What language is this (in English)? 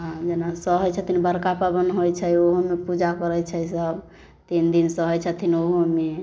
Maithili